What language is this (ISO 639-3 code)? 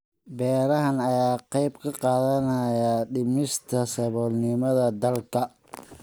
som